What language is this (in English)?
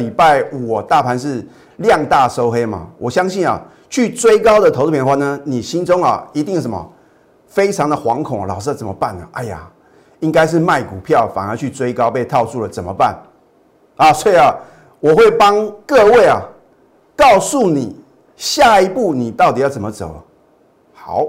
Chinese